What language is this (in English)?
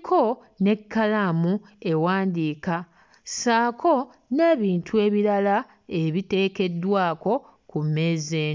Ganda